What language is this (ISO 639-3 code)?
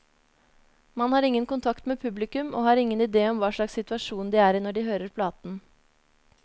nor